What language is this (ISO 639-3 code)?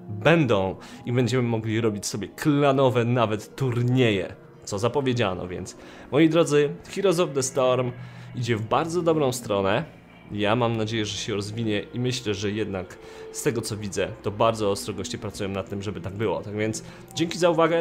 pol